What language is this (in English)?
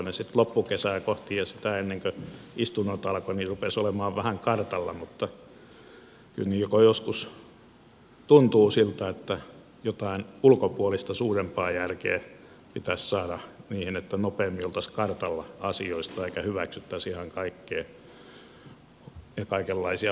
Finnish